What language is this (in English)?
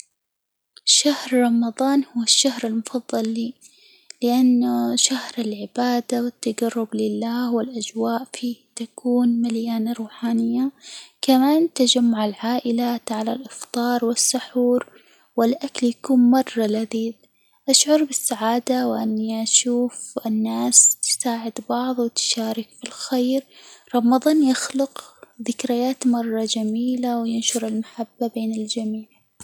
Hijazi Arabic